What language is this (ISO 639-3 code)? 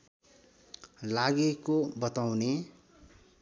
nep